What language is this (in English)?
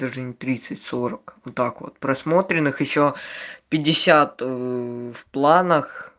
Russian